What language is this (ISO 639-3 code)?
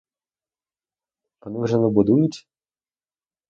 ukr